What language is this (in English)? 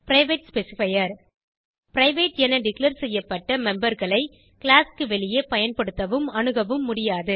Tamil